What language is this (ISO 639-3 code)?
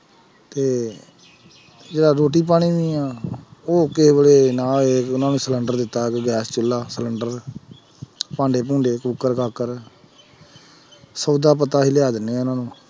pan